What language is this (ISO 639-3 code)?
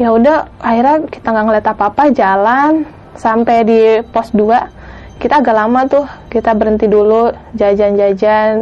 ind